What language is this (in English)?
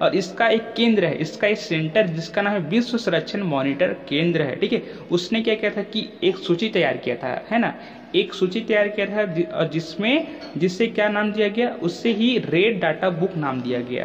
Hindi